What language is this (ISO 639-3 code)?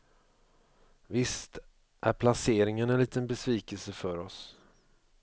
swe